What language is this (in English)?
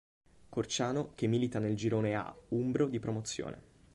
Italian